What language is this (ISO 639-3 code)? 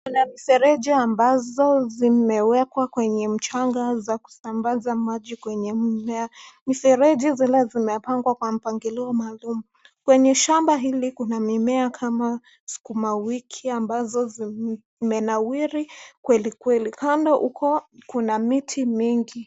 swa